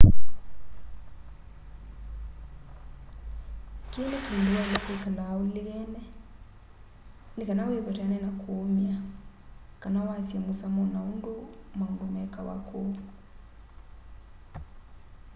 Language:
Kamba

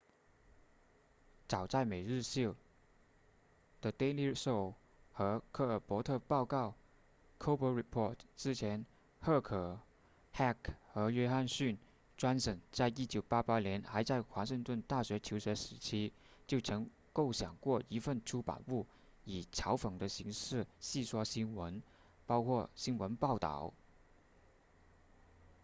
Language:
Chinese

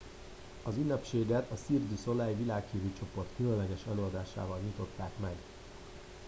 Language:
Hungarian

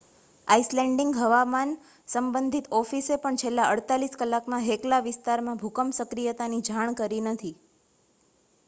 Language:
Gujarati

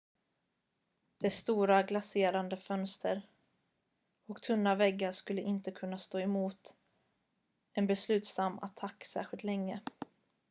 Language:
Swedish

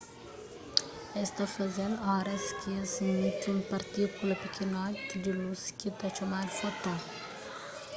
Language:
Kabuverdianu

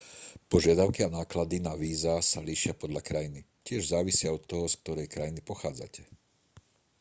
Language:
Slovak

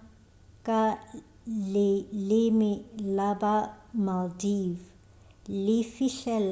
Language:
Northern Sotho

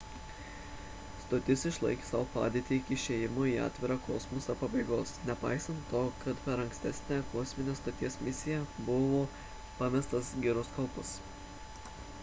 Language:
Lithuanian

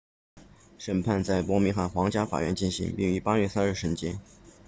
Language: Chinese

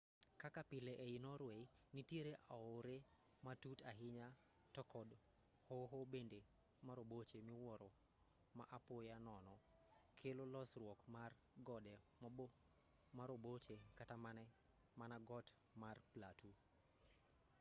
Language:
Luo (Kenya and Tanzania)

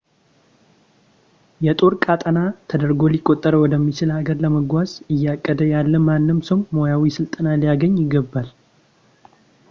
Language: Amharic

